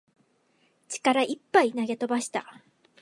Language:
Japanese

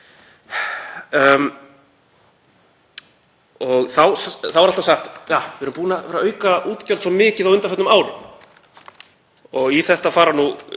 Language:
Icelandic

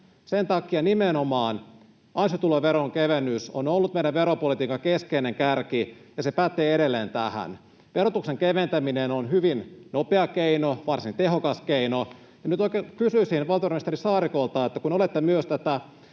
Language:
Finnish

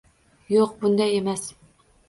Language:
Uzbek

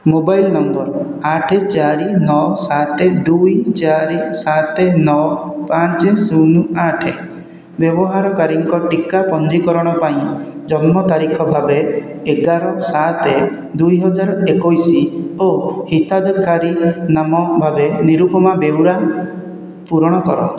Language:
Odia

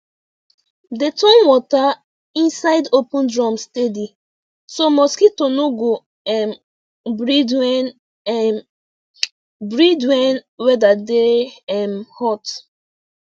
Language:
Nigerian Pidgin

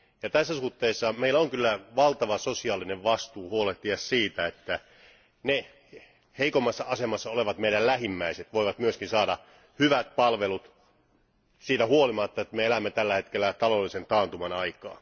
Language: Finnish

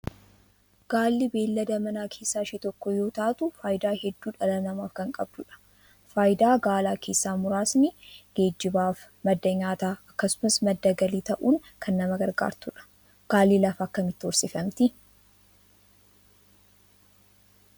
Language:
Oromo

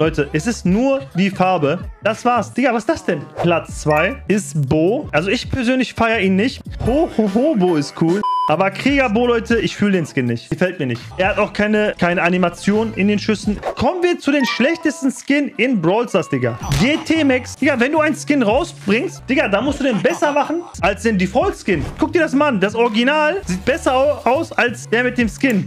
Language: German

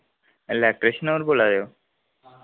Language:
Dogri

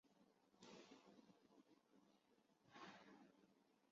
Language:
Chinese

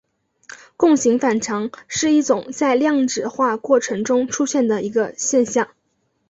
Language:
Chinese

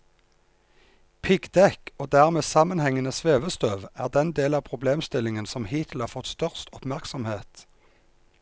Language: Norwegian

